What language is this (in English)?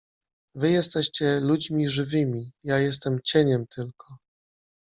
Polish